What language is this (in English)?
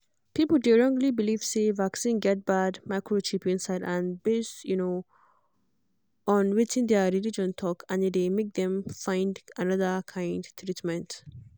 Nigerian Pidgin